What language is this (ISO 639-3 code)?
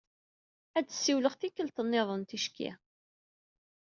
kab